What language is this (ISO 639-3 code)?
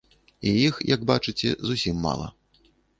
bel